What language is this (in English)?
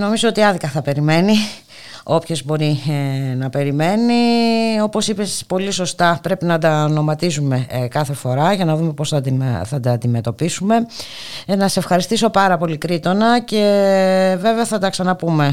Greek